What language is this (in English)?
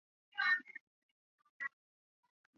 Chinese